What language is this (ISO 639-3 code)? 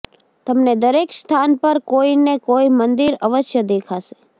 guj